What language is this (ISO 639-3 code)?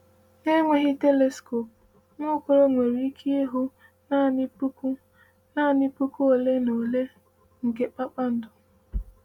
ibo